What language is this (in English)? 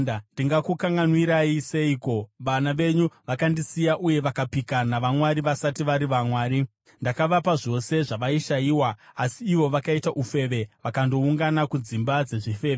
Shona